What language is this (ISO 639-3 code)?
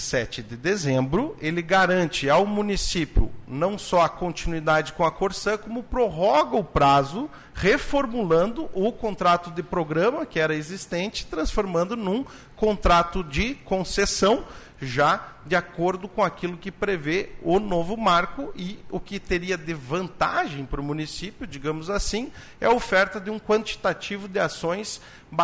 por